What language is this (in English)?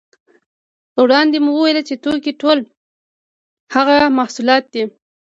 Pashto